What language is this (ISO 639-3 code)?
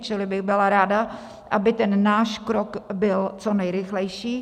ces